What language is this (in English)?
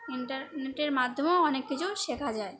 Bangla